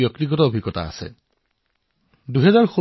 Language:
Assamese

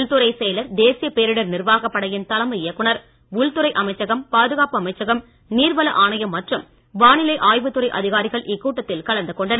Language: Tamil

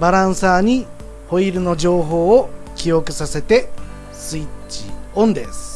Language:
Japanese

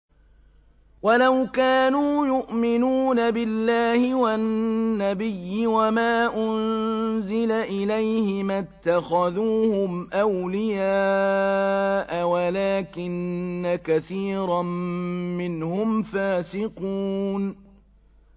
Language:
Arabic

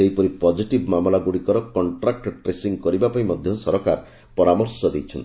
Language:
Odia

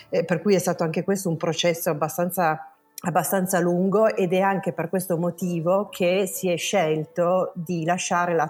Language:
Italian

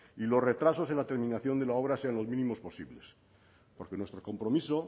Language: Spanish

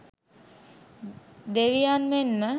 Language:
Sinhala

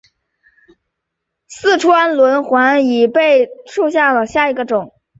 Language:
Chinese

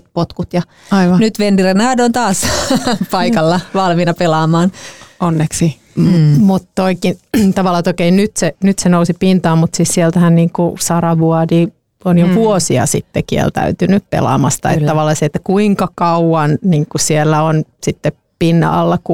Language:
Finnish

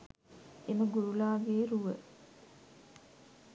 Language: Sinhala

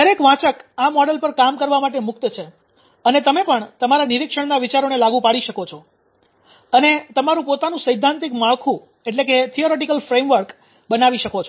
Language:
Gujarati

